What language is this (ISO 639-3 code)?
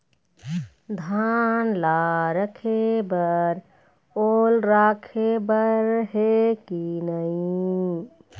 hne